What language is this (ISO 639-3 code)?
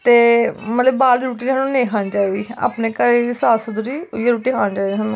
doi